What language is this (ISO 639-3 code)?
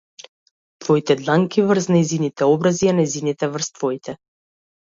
mkd